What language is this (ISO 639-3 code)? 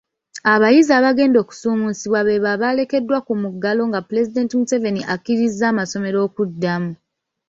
lug